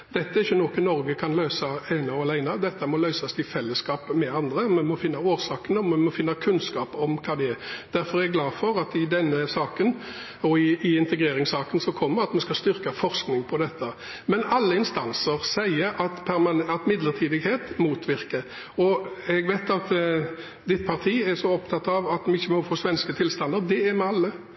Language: Norwegian Bokmål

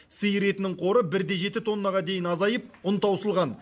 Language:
Kazakh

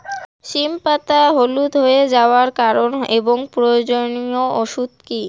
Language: Bangla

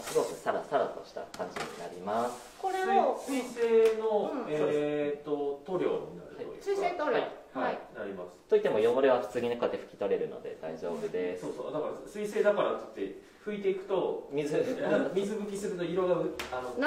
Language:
Japanese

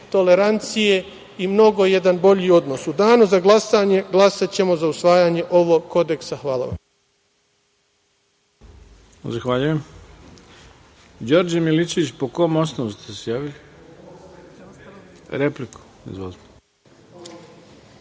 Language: Serbian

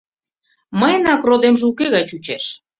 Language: Mari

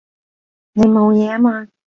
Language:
Cantonese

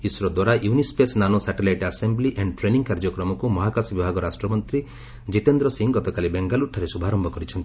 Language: Odia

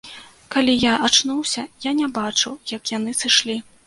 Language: Belarusian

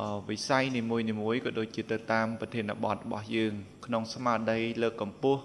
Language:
Thai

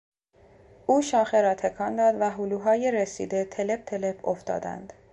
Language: Persian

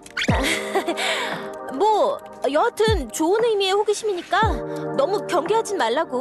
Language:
Korean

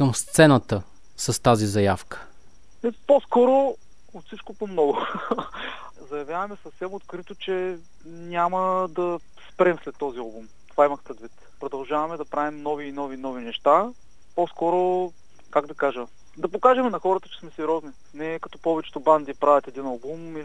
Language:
Bulgarian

